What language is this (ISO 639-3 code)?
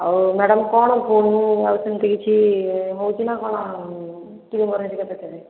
ori